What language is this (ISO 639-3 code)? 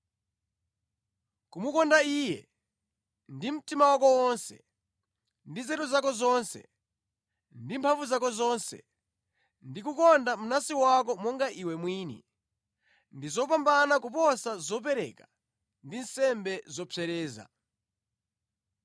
nya